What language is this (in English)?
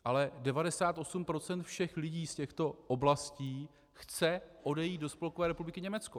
Czech